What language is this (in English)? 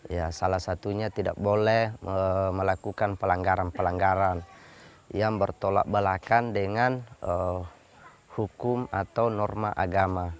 Indonesian